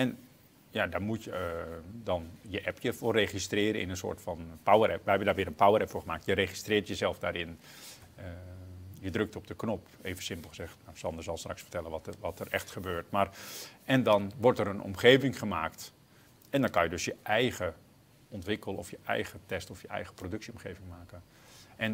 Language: Dutch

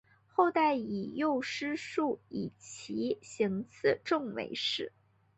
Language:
Chinese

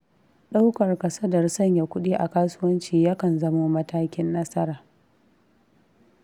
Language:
Hausa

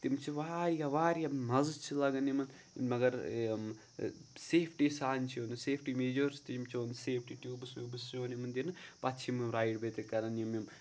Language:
Kashmiri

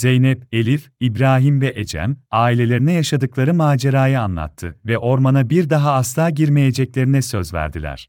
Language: Turkish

